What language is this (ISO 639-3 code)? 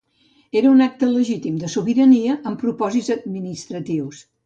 cat